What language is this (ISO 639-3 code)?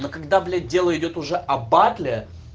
rus